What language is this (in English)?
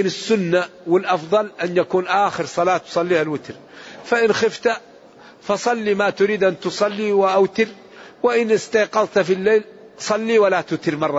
Arabic